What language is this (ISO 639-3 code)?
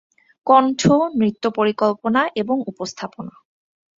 ben